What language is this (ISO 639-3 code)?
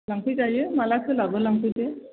brx